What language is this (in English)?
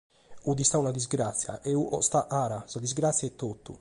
Sardinian